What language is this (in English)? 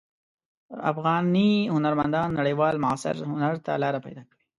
Pashto